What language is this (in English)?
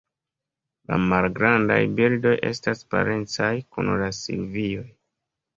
Esperanto